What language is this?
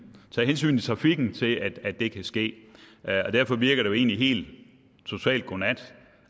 Danish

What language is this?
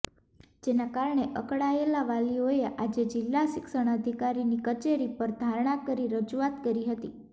Gujarati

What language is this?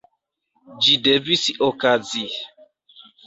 Esperanto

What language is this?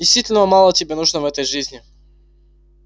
Russian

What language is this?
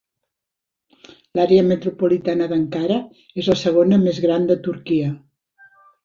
Catalan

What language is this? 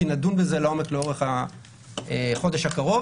Hebrew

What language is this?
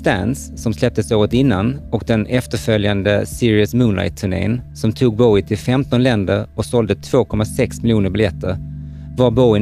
Swedish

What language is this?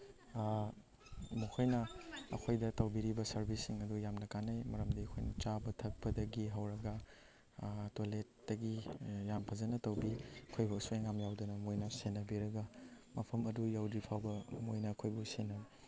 Manipuri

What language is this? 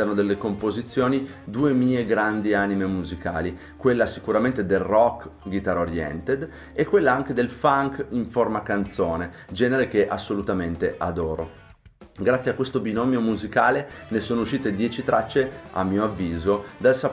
Italian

